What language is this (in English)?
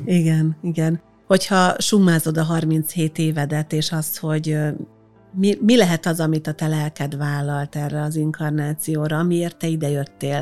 Hungarian